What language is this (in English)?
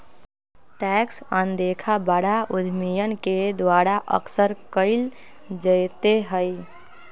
Magahi